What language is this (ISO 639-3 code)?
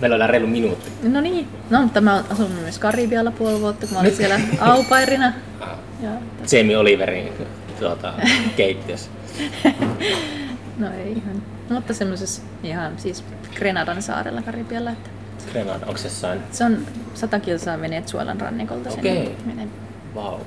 fin